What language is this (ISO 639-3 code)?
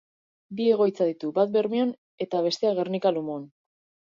eus